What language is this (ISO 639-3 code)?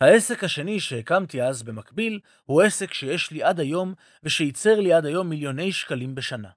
heb